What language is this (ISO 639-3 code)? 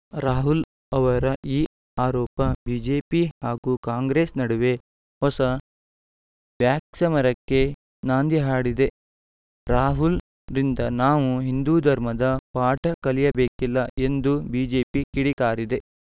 kan